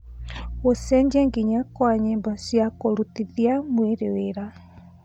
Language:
Kikuyu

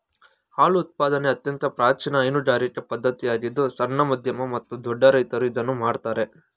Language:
Kannada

